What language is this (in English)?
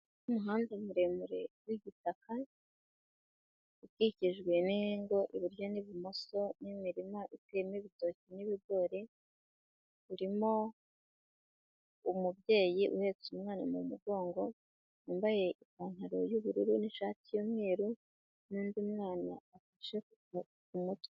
Kinyarwanda